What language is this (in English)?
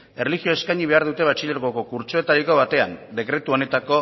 Basque